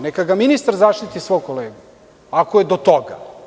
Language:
Serbian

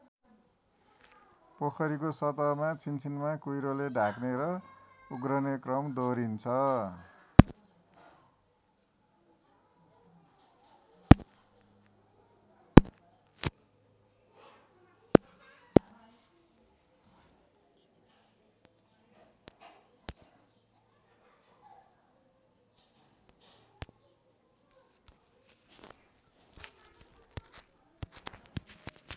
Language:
Nepali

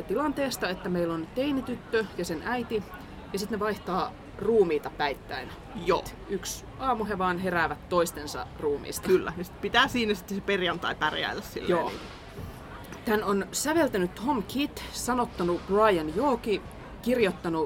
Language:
Finnish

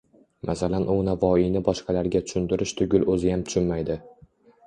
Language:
Uzbek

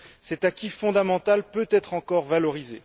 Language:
French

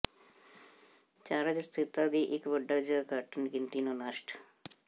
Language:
Punjabi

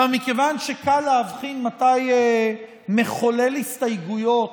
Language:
Hebrew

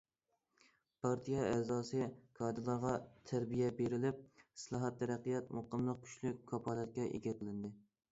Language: Uyghur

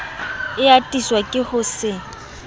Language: Southern Sotho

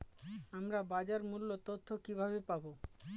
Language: Bangla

